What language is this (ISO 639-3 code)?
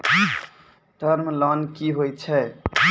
mai